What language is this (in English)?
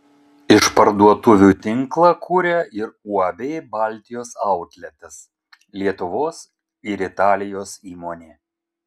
Lithuanian